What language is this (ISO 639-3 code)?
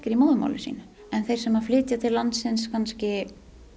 isl